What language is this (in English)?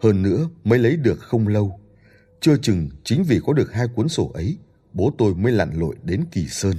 Vietnamese